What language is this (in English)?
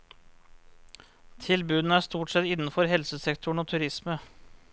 Norwegian